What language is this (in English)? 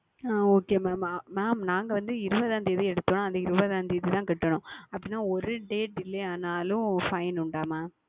Tamil